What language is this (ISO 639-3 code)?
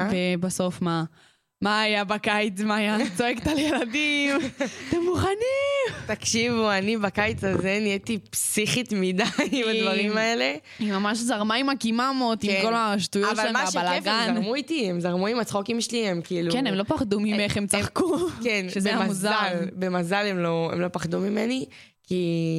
heb